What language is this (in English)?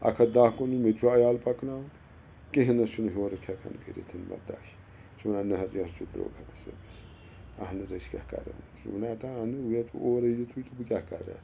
Kashmiri